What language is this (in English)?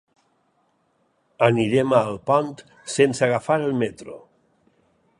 Catalan